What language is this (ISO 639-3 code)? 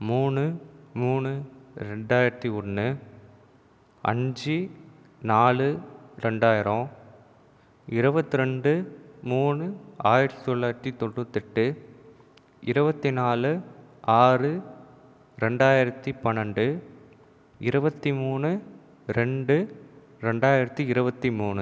tam